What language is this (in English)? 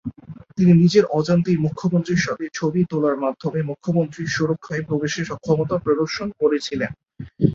Bangla